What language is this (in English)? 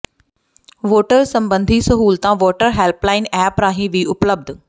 Punjabi